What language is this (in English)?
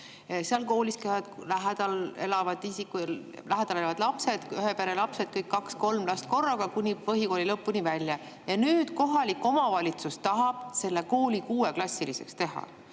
Estonian